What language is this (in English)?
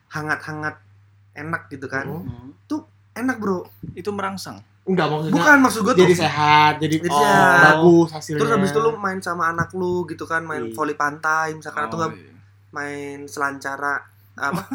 Indonesian